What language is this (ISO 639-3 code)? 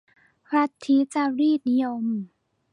tha